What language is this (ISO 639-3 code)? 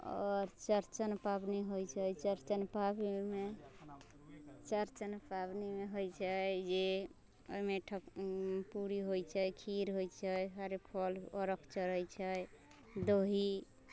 mai